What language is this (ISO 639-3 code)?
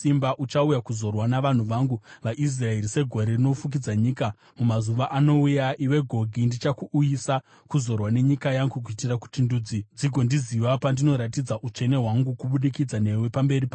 sna